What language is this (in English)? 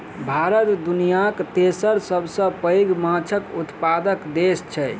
Maithili